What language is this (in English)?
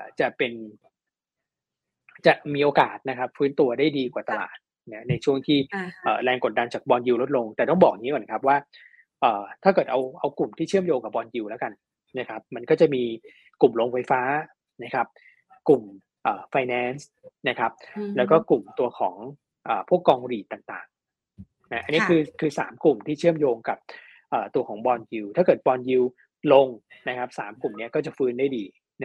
Thai